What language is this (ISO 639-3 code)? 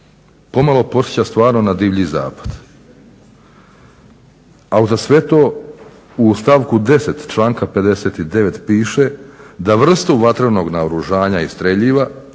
hrv